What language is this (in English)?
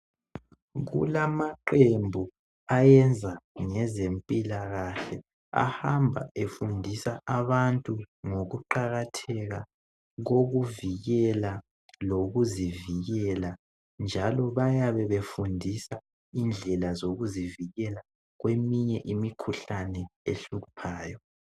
North Ndebele